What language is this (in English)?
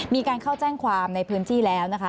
Thai